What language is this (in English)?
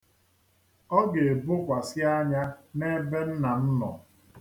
Igbo